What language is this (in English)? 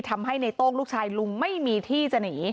Thai